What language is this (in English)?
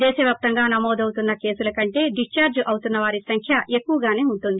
Telugu